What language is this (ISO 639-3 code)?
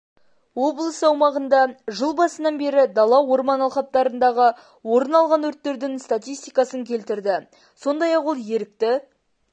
kaz